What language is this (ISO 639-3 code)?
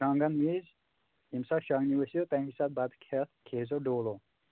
kas